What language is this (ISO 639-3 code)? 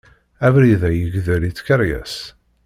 kab